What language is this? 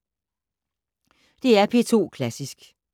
Danish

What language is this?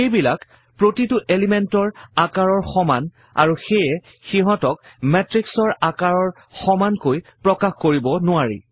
Assamese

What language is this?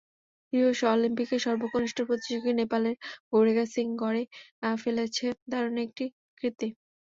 Bangla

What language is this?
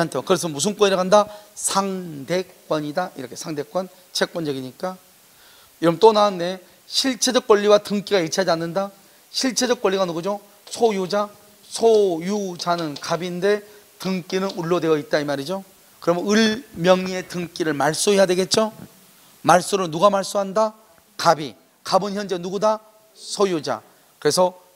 Korean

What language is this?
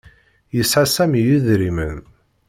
Kabyle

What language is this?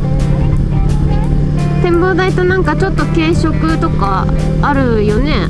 Japanese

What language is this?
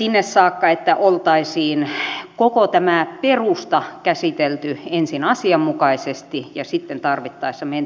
Finnish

